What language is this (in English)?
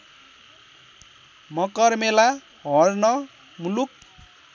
Nepali